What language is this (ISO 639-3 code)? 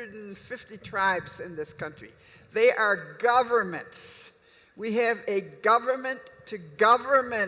eng